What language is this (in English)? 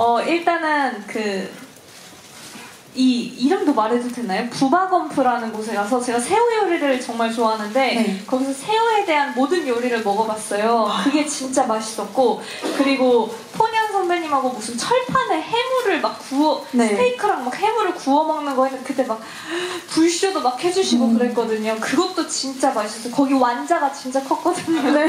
Korean